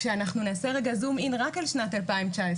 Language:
Hebrew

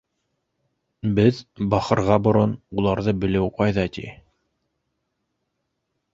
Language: Bashkir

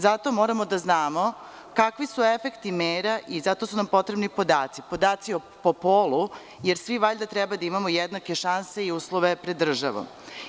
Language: Serbian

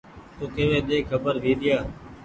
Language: Goaria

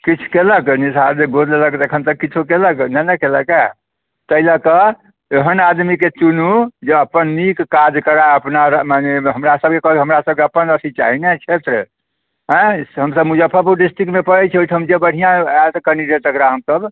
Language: Maithili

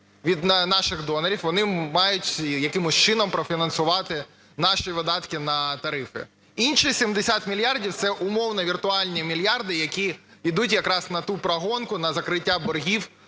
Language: Ukrainian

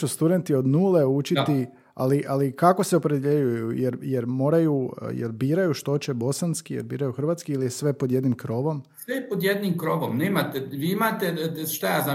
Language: Croatian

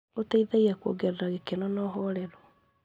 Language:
Kikuyu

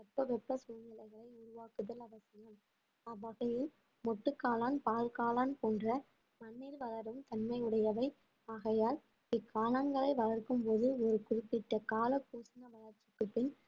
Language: Tamil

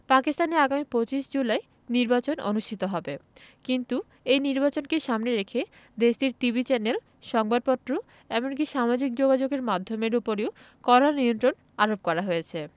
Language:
Bangla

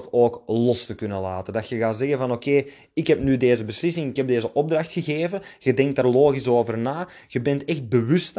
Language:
Dutch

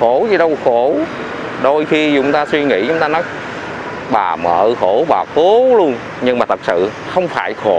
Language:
Vietnamese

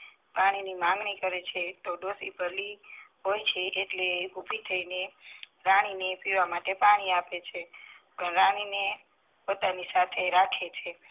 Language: Gujarati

